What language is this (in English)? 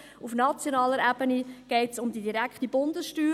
Swiss German